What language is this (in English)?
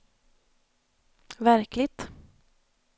Swedish